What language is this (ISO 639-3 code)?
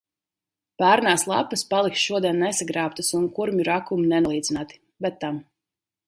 lav